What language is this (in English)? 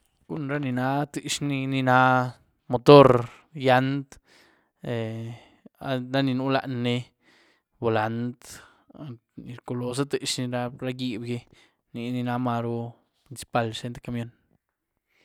Güilá Zapotec